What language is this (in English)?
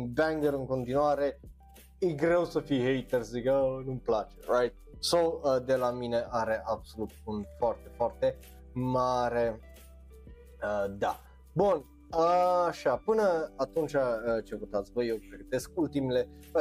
Romanian